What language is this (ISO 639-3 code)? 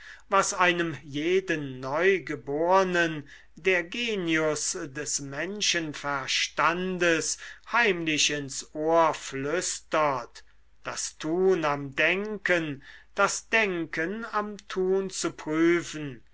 deu